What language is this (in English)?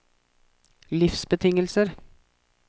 Norwegian